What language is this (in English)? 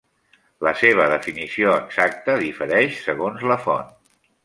Catalan